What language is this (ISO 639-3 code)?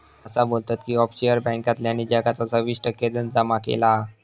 mar